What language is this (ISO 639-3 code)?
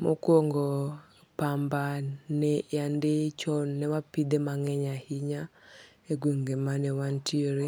luo